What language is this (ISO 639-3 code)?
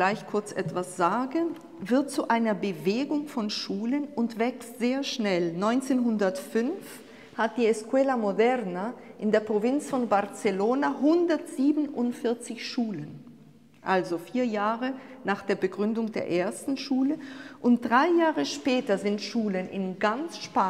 deu